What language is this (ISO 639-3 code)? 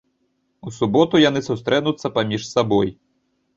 bel